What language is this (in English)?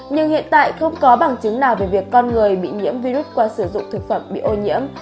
Vietnamese